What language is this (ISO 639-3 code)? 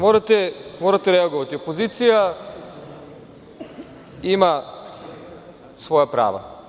srp